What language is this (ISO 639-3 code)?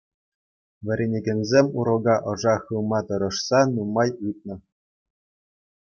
chv